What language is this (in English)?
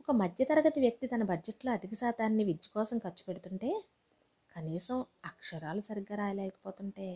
Telugu